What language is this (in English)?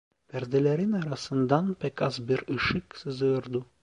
Turkish